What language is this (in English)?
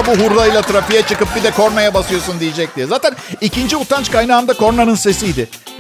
Turkish